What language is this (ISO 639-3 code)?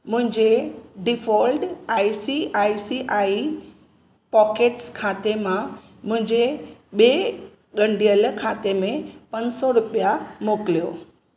snd